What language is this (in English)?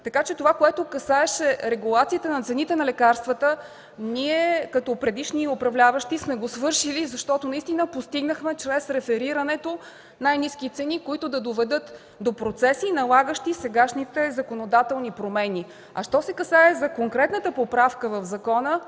Bulgarian